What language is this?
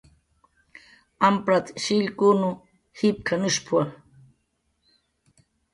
Jaqaru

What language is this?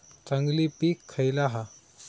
Marathi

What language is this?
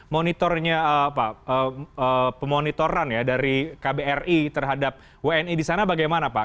Indonesian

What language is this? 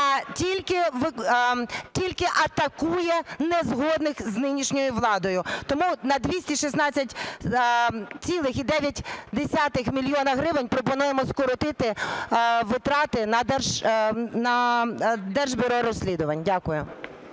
Ukrainian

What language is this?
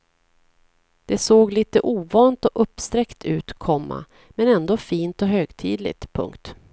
Swedish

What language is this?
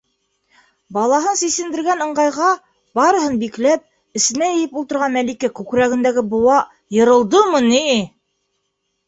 Bashkir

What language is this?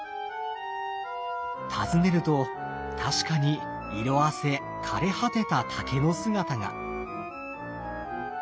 Japanese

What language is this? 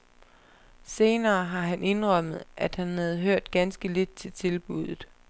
Danish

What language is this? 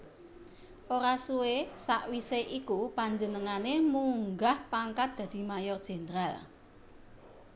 Javanese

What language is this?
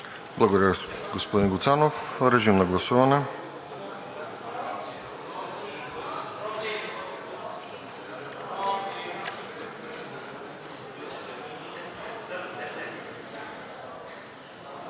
Bulgarian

